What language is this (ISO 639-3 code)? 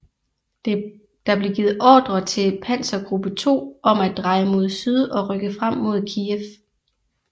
dan